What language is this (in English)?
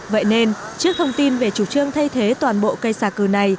Vietnamese